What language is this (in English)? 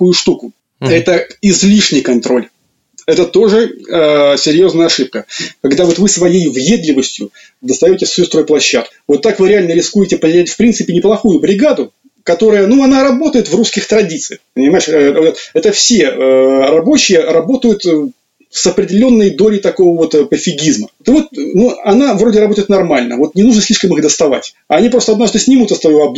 Russian